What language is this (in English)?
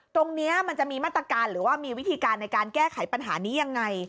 Thai